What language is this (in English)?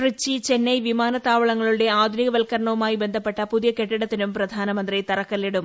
Malayalam